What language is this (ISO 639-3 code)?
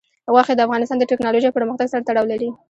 pus